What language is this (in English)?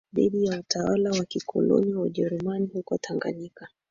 Swahili